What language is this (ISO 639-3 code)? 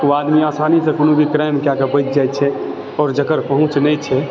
mai